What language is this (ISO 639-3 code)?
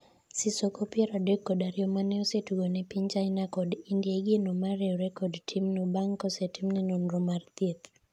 luo